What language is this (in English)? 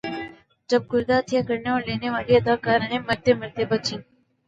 Urdu